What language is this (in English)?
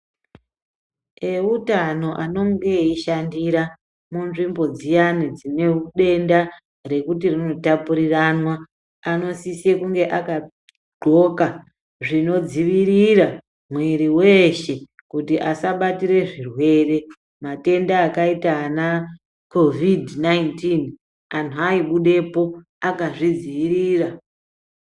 Ndau